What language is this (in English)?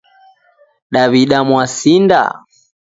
Taita